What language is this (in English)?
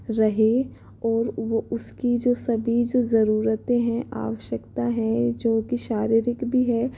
Hindi